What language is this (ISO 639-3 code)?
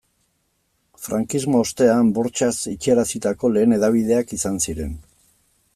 eus